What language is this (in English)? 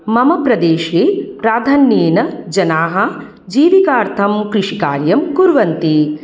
Sanskrit